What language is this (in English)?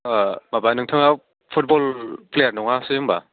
Bodo